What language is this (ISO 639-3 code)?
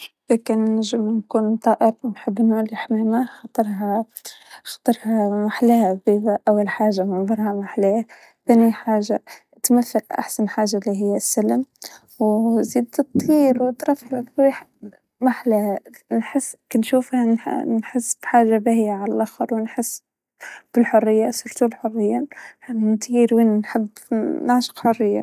aeb